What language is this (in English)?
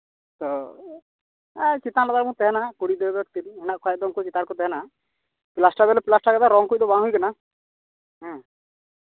Santali